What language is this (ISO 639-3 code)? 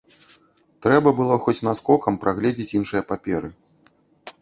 bel